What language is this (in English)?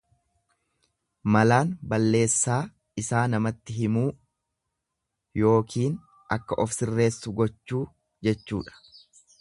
Oromo